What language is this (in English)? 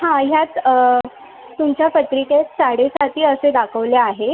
Marathi